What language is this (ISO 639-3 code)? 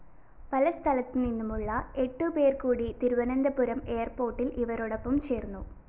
mal